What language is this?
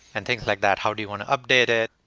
English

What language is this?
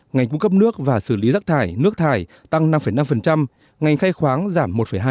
Vietnamese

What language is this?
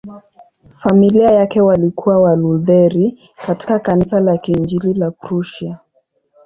Swahili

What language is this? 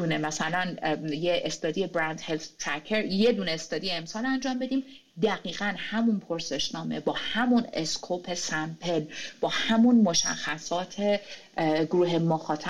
Persian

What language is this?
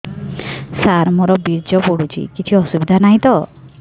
Odia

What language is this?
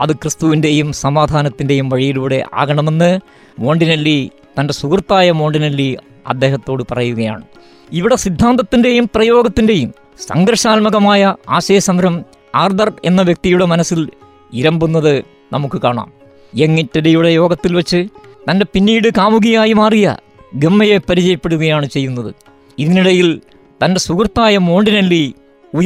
Malayalam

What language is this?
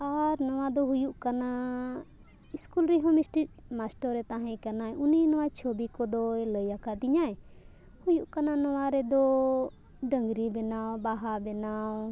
Santali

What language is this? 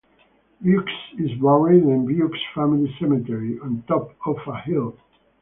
English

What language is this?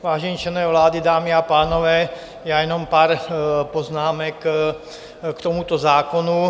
Czech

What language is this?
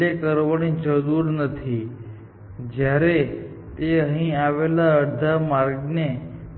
Gujarati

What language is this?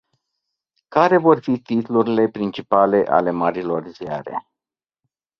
Romanian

